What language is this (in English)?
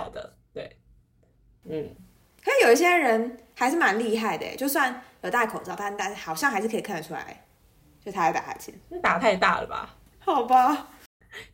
Chinese